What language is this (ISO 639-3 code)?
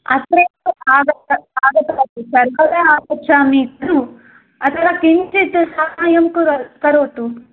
san